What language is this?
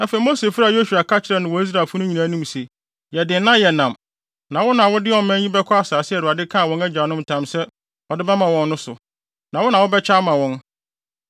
Akan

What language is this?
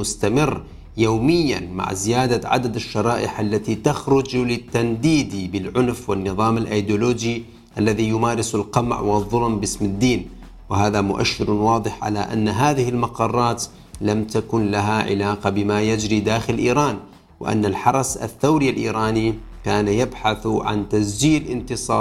Arabic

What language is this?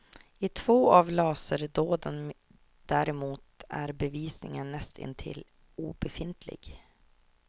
Swedish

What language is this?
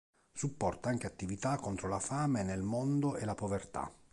Italian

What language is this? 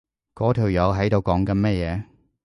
Cantonese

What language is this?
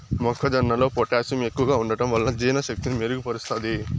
Telugu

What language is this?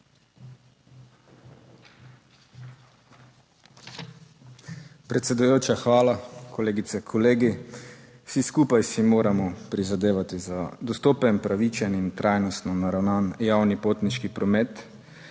Slovenian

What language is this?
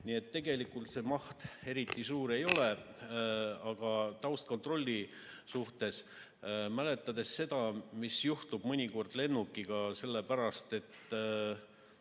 Estonian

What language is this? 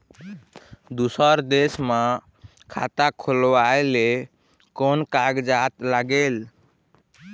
Chhattisgarhi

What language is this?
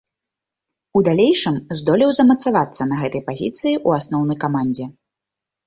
Belarusian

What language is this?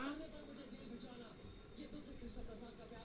Bhojpuri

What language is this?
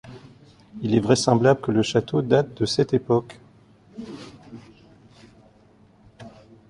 French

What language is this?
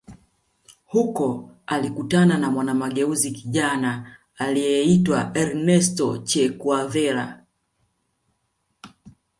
Swahili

